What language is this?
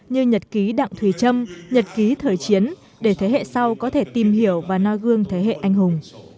Vietnamese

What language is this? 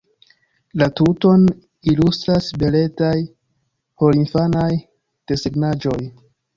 Esperanto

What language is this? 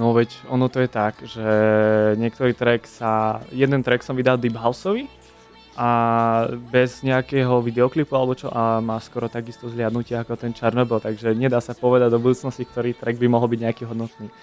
Slovak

